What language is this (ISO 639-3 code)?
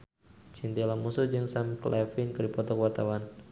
sun